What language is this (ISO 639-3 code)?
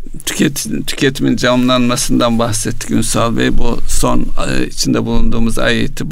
tur